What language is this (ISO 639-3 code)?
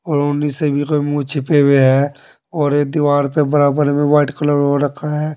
hin